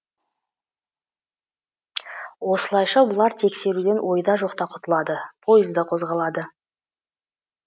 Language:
Kazakh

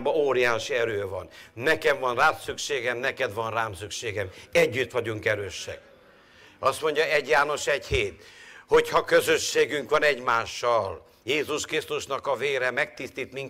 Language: Hungarian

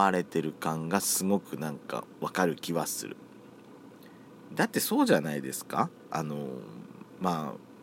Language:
Japanese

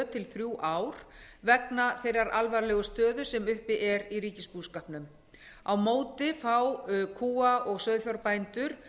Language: Icelandic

